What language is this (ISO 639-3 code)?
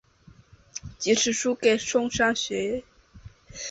zho